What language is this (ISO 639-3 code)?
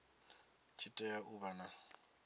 ven